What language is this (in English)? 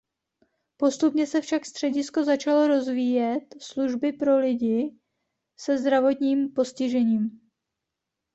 Czech